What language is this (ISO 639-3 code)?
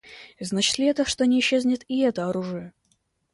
rus